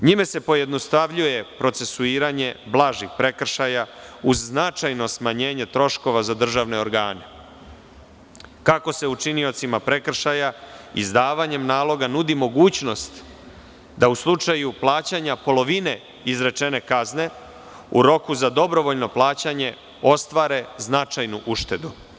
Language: Serbian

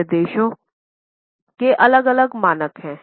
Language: Hindi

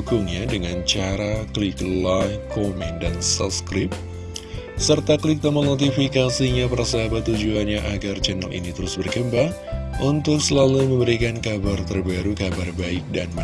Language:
Indonesian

